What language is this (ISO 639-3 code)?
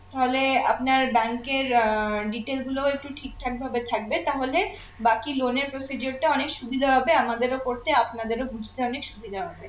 ben